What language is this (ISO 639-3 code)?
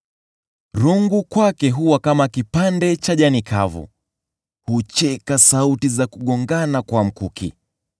swa